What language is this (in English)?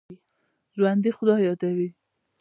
Pashto